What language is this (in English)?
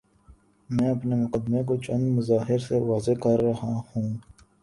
Urdu